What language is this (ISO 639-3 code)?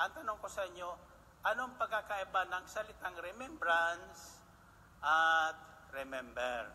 fil